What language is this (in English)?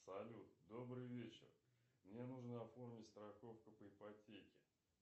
Russian